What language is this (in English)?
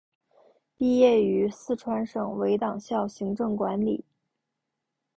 Chinese